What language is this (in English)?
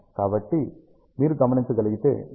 Telugu